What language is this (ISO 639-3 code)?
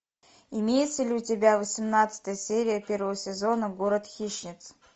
rus